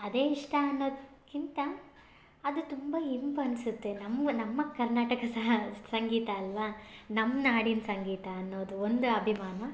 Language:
Kannada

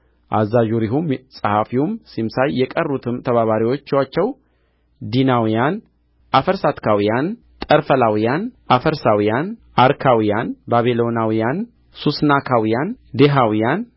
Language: Amharic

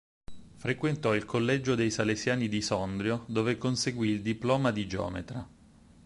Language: Italian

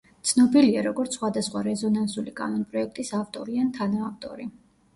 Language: Georgian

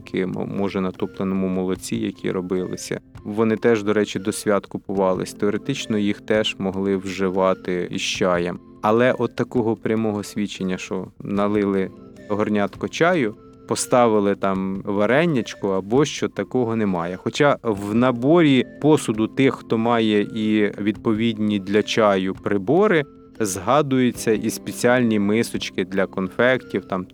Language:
Ukrainian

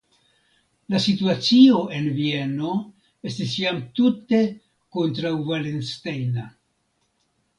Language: Esperanto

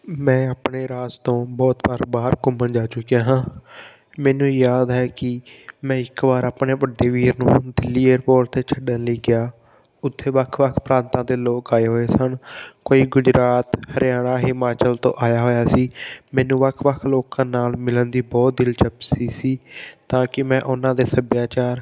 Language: Punjabi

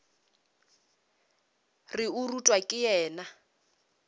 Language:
Northern Sotho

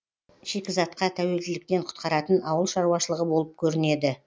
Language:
Kazakh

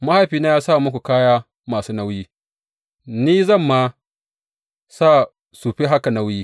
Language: Hausa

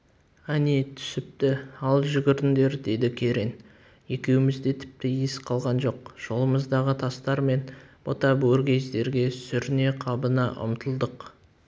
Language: Kazakh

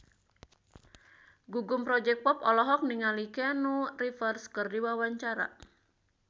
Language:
Sundanese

